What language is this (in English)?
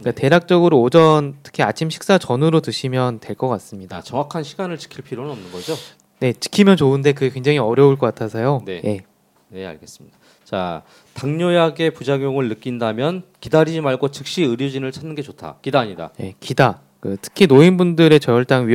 Korean